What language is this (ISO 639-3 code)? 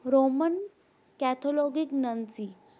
pan